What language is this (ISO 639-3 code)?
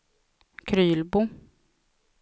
swe